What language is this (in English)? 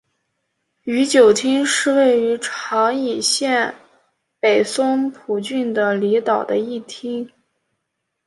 Chinese